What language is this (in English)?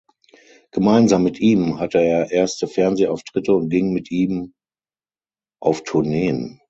German